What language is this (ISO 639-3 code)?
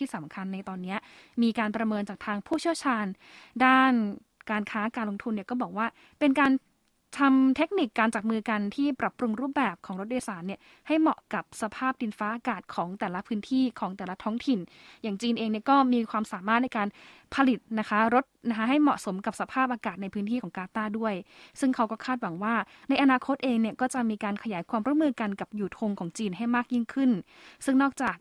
tha